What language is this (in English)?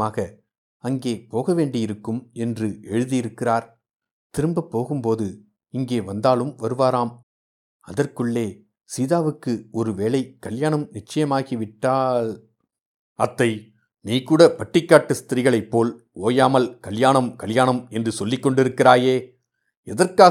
Tamil